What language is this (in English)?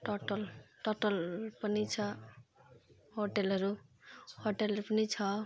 Nepali